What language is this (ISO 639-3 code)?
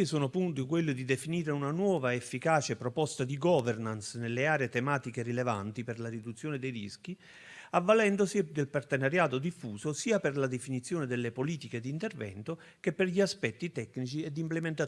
ita